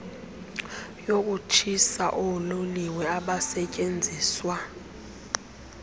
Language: Xhosa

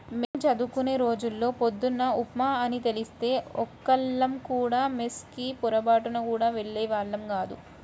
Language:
Telugu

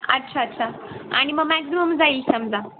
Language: Marathi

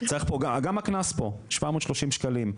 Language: Hebrew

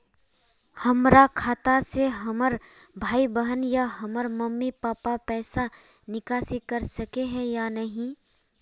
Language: Magahi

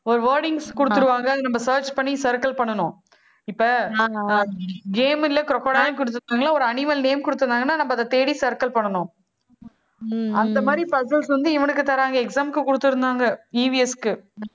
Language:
Tamil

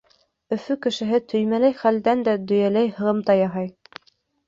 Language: Bashkir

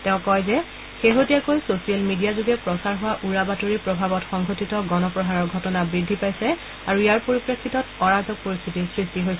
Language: Assamese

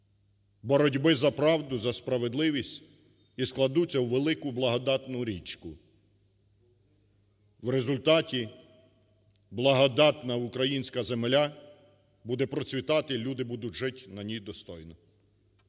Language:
Ukrainian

